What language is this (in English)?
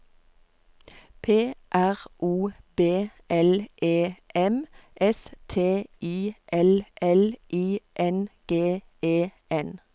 Norwegian